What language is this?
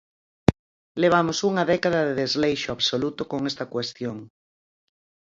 Galician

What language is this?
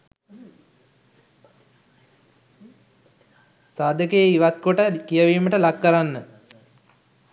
Sinhala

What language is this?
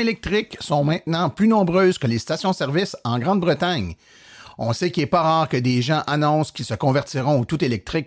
French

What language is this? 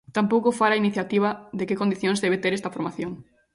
Galician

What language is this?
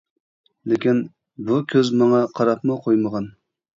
Uyghur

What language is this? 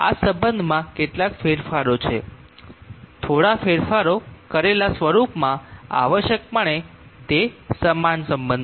Gujarati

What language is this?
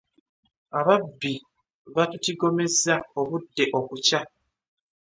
Ganda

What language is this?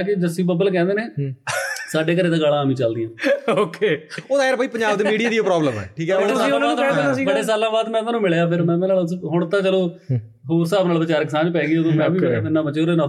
Punjabi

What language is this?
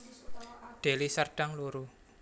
Javanese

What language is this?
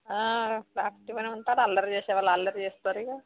Telugu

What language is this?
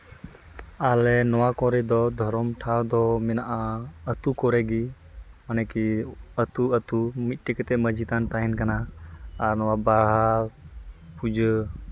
Santali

